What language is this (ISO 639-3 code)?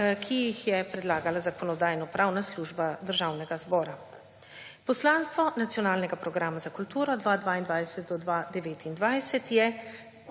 slv